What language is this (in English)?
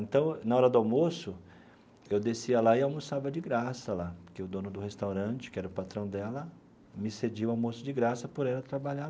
Portuguese